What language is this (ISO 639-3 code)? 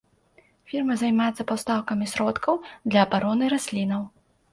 bel